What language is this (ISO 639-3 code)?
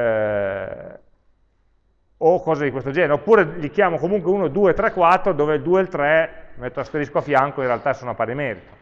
ita